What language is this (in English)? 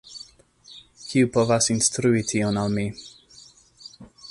Esperanto